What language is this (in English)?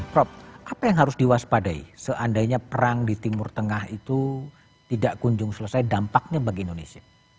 Indonesian